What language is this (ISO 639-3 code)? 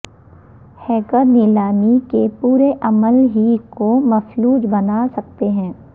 urd